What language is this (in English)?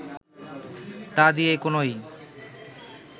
Bangla